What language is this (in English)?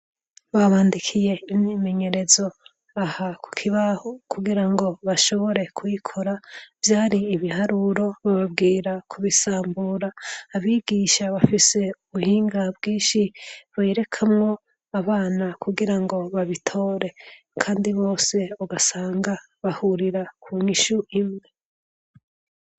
Rundi